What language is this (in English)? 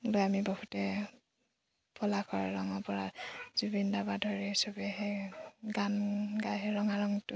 Assamese